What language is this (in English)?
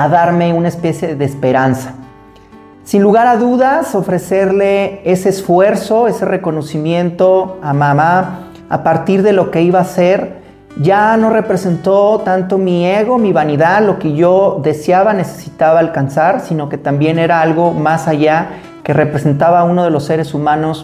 Spanish